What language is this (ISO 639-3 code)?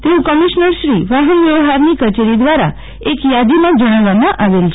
guj